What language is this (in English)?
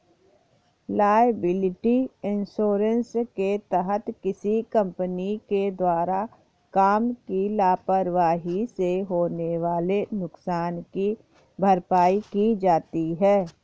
Hindi